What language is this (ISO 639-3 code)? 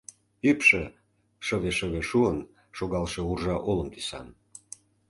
chm